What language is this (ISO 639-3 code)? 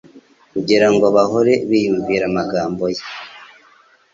kin